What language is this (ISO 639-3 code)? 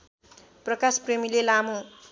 nep